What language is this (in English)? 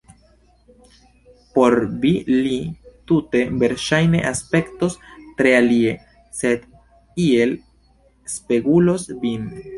Esperanto